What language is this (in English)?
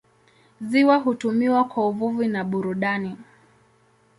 Swahili